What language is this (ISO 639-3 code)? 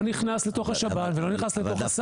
heb